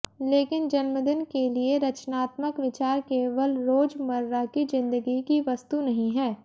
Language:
Hindi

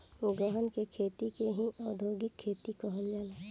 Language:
Bhojpuri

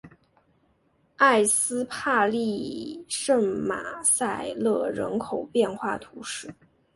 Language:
Chinese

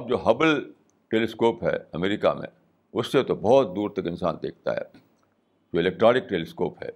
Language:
Urdu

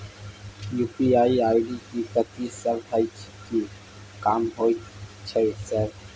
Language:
Maithili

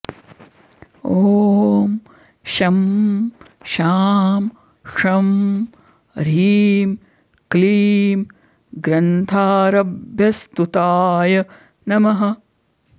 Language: Sanskrit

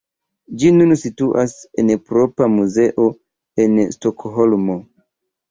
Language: Esperanto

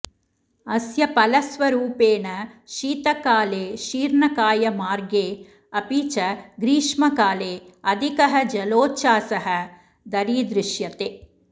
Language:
Sanskrit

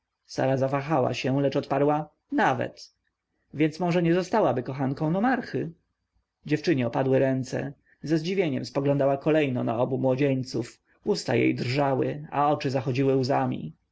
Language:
Polish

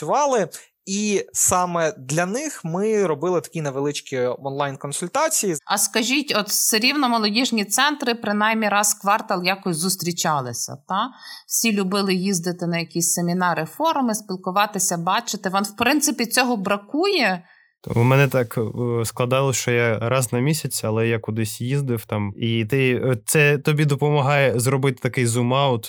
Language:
Ukrainian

